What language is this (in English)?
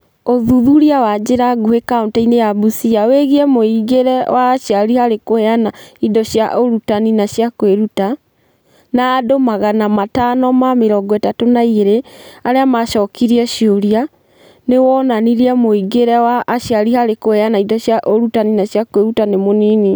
Kikuyu